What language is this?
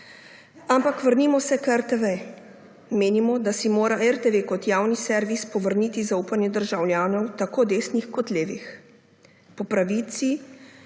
Slovenian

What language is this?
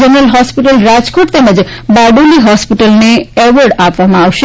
Gujarati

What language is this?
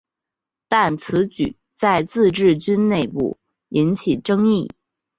Chinese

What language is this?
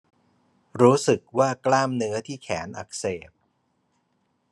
Thai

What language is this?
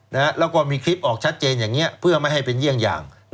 Thai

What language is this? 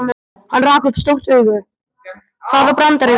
Icelandic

